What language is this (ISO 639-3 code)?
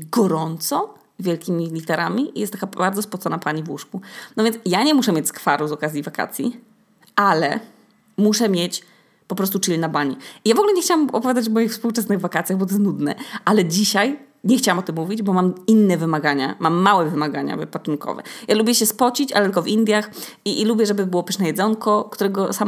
pol